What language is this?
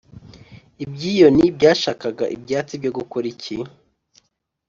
Kinyarwanda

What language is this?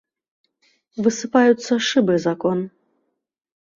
Belarusian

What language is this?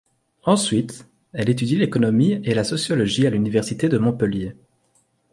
French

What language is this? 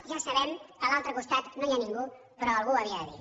Catalan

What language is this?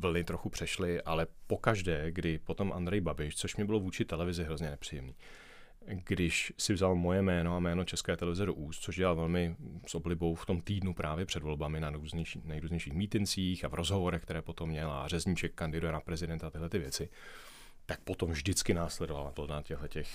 Czech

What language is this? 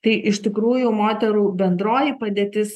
Lithuanian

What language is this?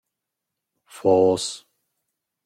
Romansh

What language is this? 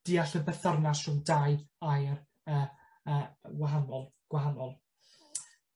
Welsh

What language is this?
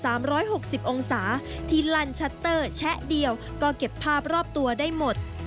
Thai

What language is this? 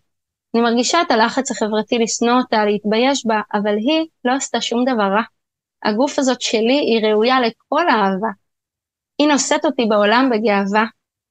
Hebrew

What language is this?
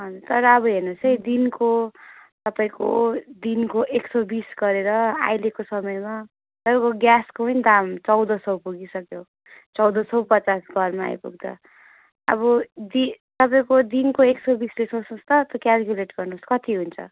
Nepali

